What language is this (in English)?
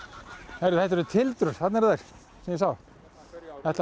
Icelandic